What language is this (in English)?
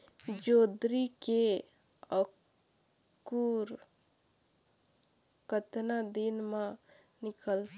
Chhattisgarhi